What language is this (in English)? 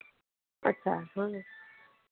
Hindi